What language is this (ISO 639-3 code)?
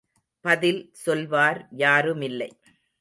tam